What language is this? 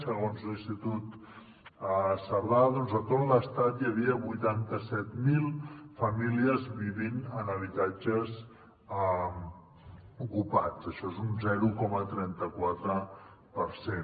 Catalan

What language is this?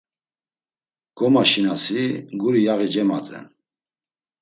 Laz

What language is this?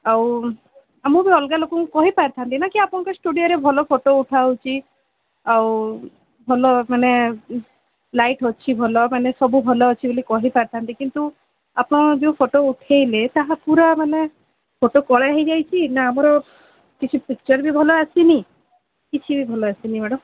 Odia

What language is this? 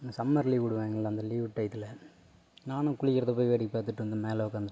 Tamil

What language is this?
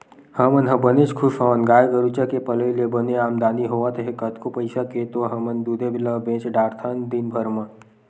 Chhattisgarhi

